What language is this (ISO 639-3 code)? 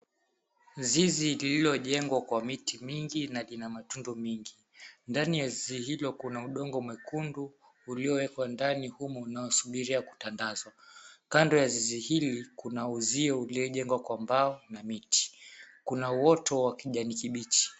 swa